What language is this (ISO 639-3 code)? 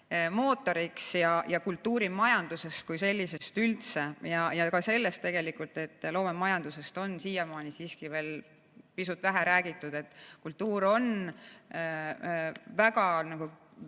est